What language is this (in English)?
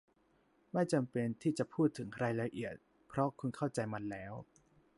Thai